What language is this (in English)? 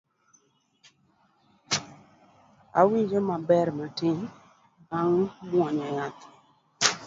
Luo (Kenya and Tanzania)